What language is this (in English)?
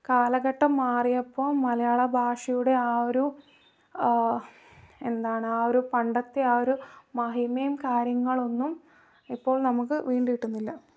Malayalam